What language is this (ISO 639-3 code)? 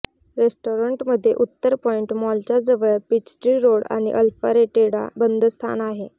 mar